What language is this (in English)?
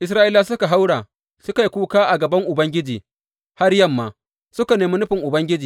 Hausa